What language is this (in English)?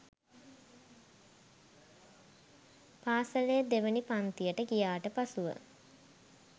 Sinhala